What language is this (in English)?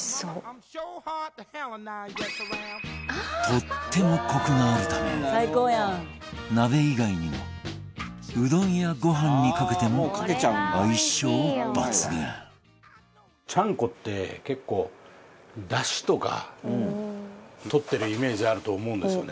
Japanese